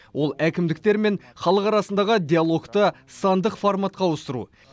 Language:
Kazakh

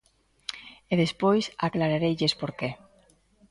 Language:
Galician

